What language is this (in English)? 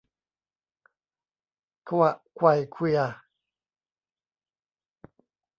Thai